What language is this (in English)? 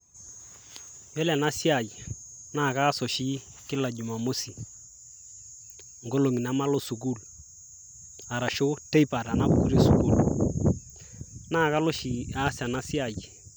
Masai